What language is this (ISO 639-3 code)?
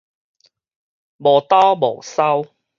nan